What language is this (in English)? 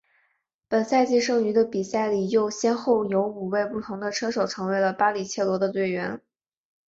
Chinese